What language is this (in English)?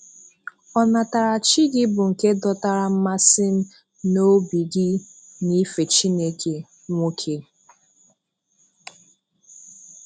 Igbo